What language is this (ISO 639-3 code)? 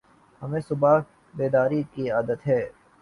urd